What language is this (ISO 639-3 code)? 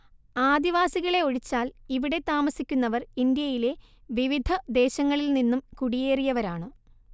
mal